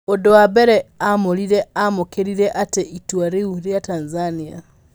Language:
Kikuyu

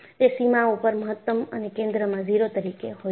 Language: Gujarati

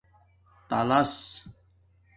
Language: Domaaki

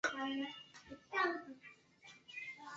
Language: Chinese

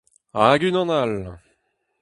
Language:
Breton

